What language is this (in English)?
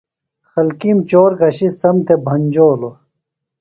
Phalura